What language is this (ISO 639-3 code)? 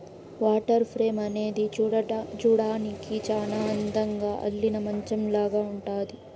tel